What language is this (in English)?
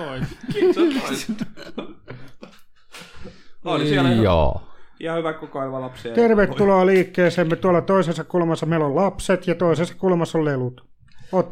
Finnish